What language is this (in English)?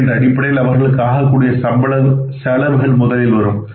Tamil